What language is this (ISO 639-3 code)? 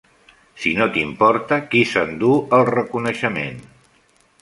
cat